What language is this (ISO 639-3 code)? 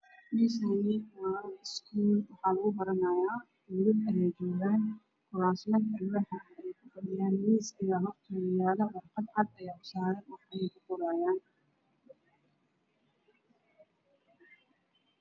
som